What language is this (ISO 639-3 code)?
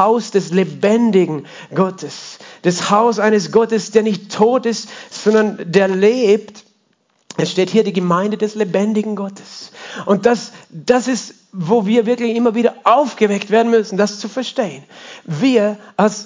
deu